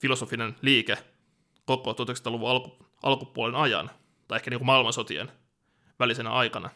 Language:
Finnish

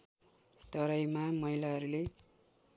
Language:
Nepali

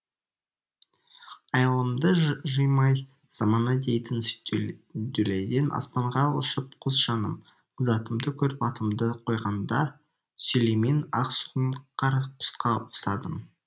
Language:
Kazakh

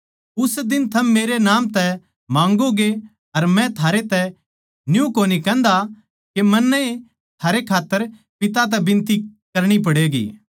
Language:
Haryanvi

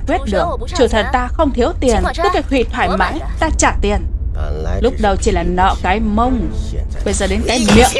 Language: Vietnamese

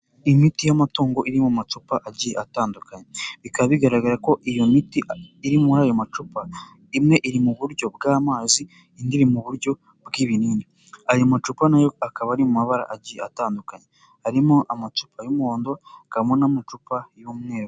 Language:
Kinyarwanda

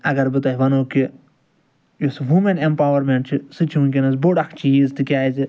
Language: Kashmiri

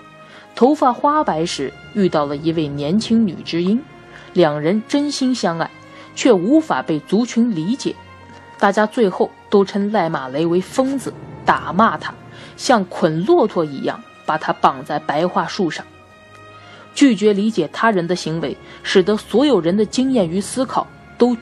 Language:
Chinese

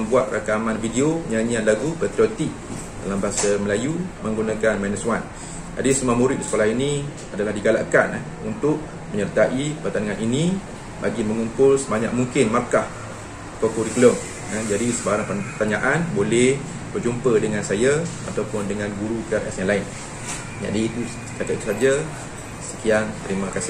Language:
Malay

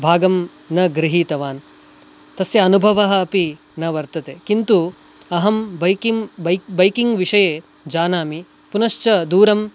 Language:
Sanskrit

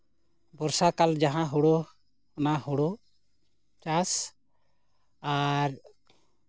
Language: Santali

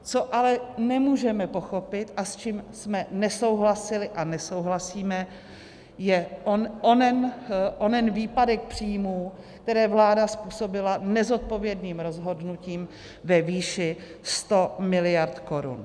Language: Czech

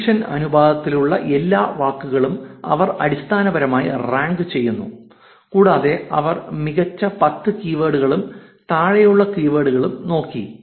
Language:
Malayalam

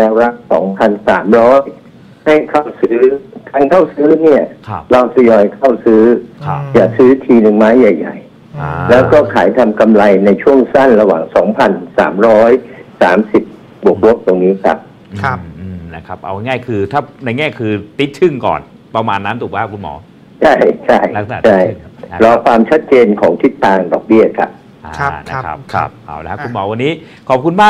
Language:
Thai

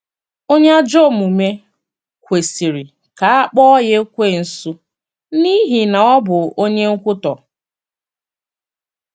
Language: Igbo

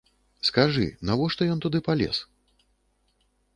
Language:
Belarusian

